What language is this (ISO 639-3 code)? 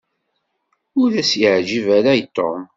kab